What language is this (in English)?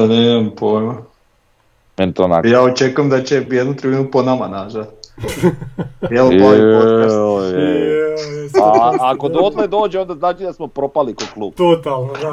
Croatian